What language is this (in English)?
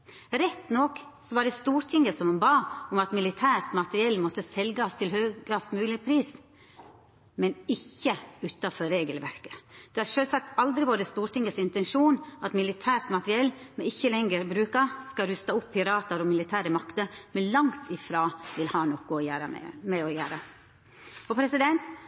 Norwegian Nynorsk